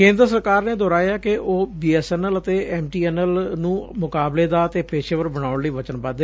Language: Punjabi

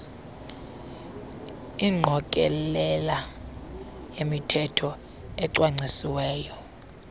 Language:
Xhosa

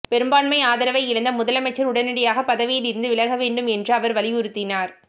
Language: Tamil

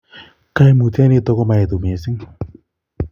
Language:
Kalenjin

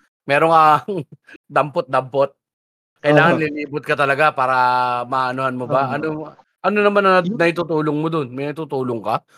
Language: Filipino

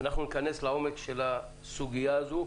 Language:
Hebrew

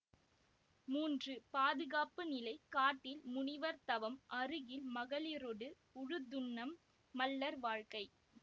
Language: Tamil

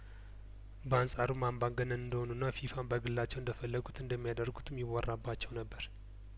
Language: Amharic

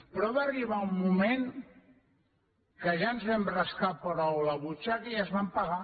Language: Catalan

